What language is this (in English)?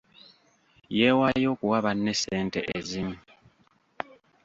Ganda